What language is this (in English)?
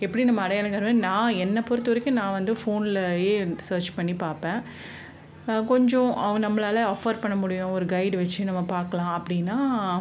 Tamil